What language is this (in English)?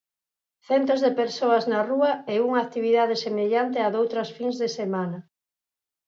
Galician